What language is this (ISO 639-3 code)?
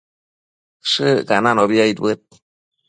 mcf